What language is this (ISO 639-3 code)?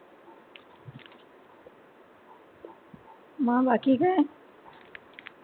mar